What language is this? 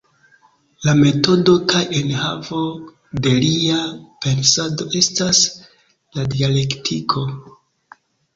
Esperanto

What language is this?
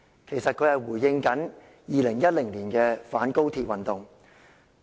Cantonese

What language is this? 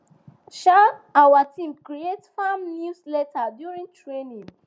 Nigerian Pidgin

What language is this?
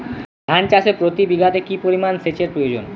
Bangla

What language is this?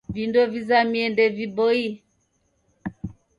Taita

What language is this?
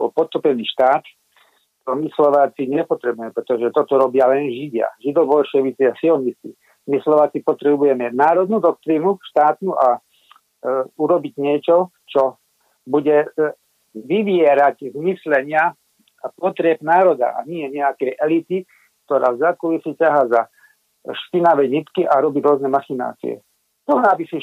Slovak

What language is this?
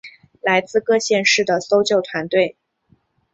Chinese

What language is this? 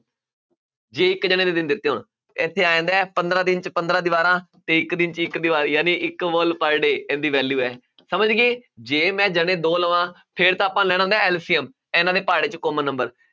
Punjabi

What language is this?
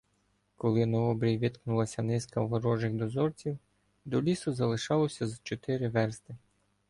Ukrainian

